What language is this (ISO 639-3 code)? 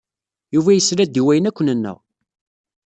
kab